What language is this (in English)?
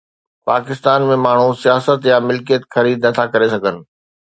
Sindhi